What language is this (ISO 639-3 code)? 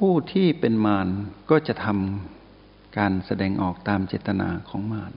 tha